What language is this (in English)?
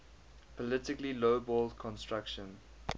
English